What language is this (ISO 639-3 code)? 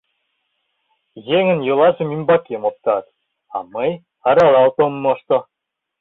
chm